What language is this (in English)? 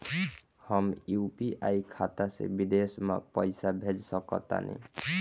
Bhojpuri